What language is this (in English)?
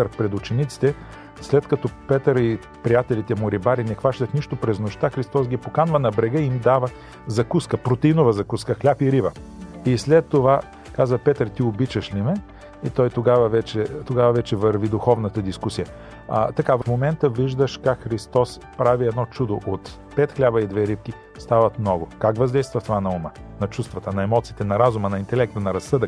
Bulgarian